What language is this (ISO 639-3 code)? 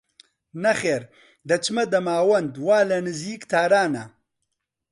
ckb